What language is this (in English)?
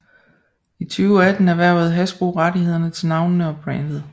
Danish